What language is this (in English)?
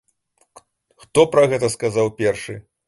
Belarusian